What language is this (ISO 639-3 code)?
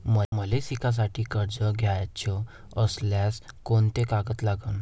mar